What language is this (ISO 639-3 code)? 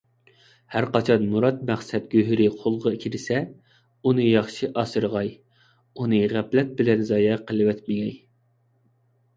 uig